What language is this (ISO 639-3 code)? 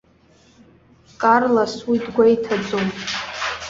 abk